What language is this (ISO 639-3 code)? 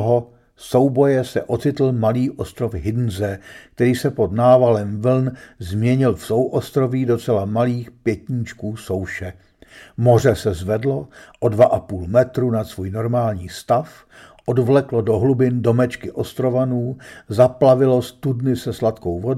ces